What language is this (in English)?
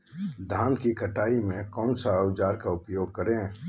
Magahi